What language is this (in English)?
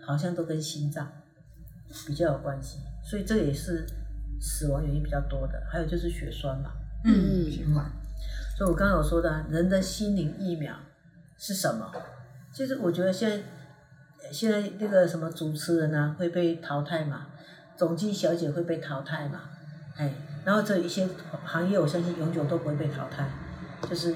Chinese